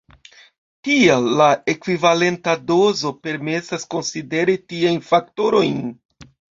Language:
Esperanto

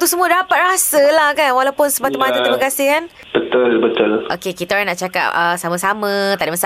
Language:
Malay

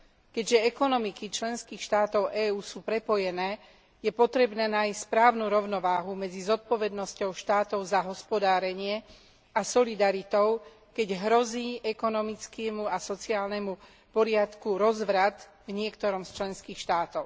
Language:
Slovak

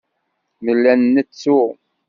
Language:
Kabyle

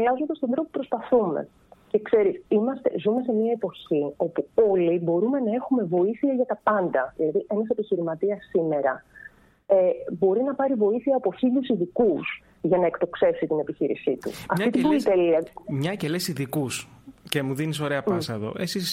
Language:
Greek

